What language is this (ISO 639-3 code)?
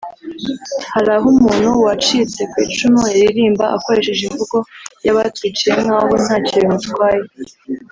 kin